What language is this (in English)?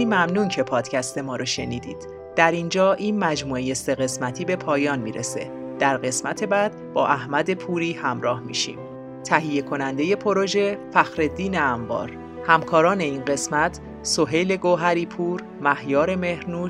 Persian